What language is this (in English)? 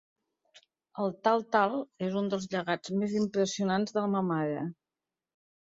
Catalan